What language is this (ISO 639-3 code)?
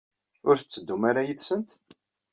kab